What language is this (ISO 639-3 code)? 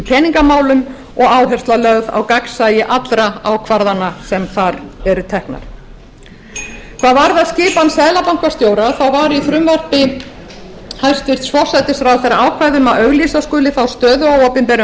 isl